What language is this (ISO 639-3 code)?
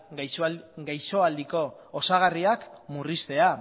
eus